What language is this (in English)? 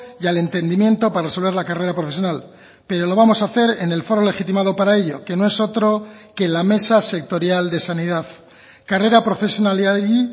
Spanish